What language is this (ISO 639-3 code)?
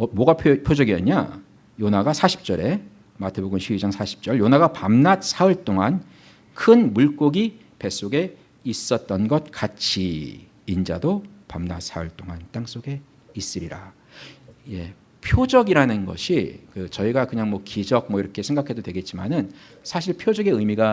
kor